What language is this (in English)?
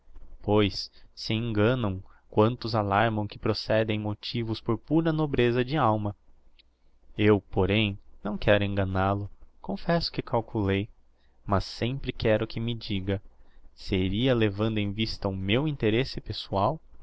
Portuguese